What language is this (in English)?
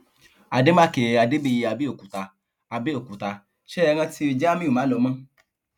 Yoruba